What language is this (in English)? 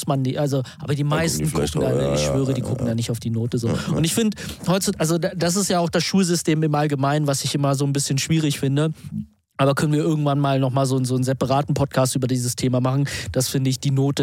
German